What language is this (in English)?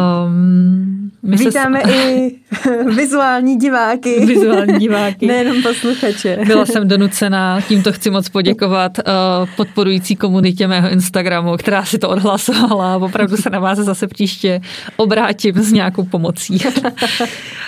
Czech